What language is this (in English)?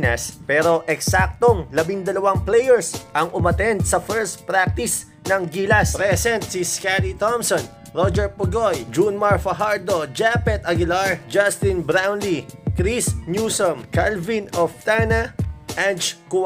Filipino